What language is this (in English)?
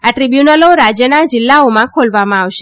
Gujarati